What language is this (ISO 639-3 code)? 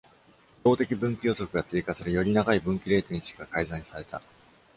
jpn